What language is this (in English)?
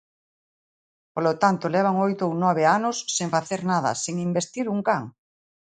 Galician